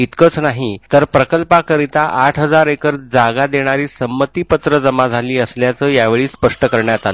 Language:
Marathi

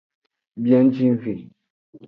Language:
Aja (Benin)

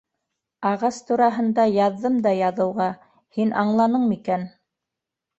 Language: Bashkir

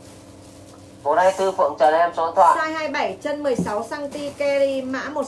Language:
Vietnamese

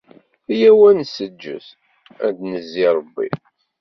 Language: Kabyle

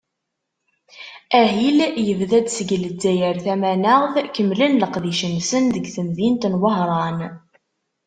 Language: Kabyle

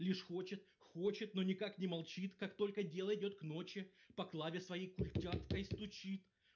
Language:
Russian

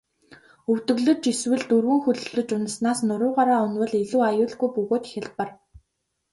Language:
Mongolian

